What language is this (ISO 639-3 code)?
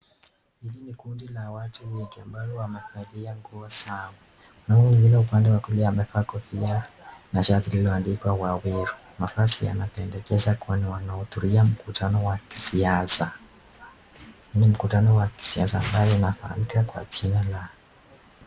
swa